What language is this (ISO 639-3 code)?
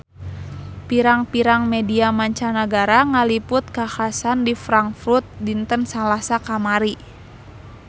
sun